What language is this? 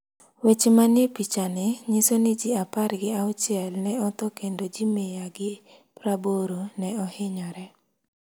Luo (Kenya and Tanzania)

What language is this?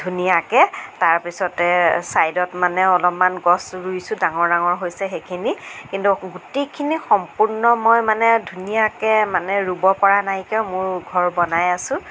Assamese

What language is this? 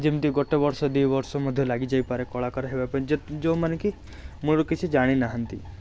Odia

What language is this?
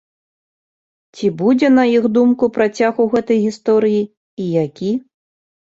Belarusian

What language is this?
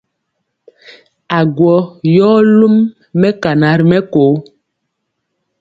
Mpiemo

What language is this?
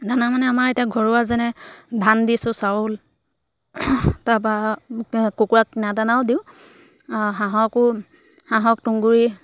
Assamese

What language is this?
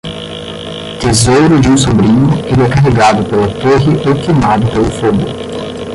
Portuguese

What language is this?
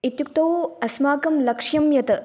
Sanskrit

